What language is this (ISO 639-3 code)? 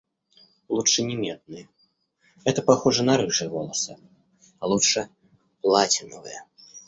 rus